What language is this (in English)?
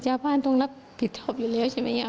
Thai